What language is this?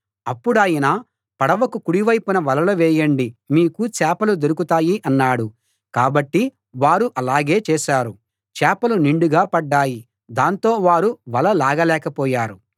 Telugu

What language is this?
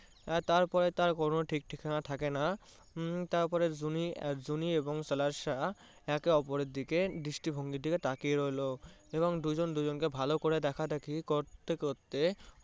Bangla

